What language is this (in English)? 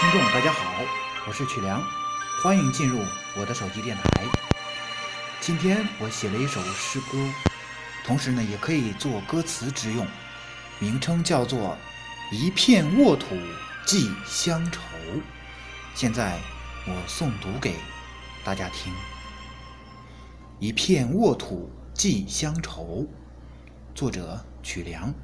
Chinese